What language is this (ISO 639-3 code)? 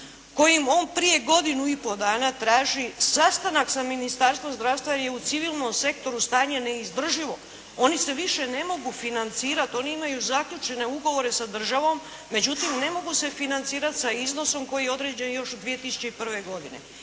hrv